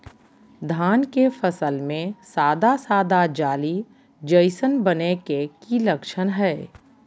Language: Magahi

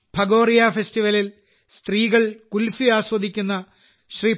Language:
Malayalam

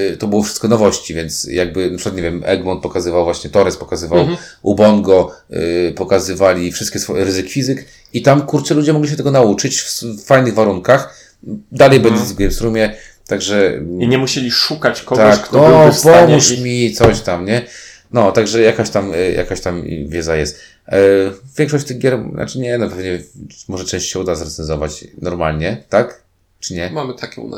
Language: Polish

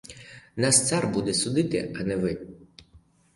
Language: Ukrainian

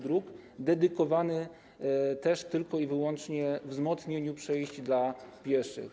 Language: Polish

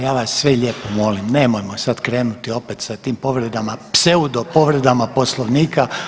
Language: Croatian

